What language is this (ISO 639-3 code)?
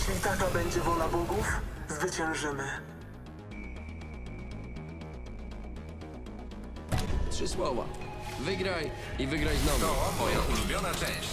pol